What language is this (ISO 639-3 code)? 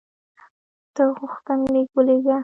pus